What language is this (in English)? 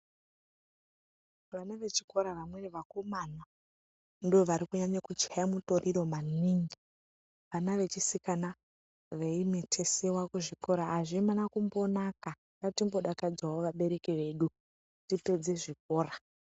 Ndau